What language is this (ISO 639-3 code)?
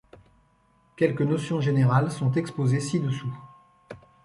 fra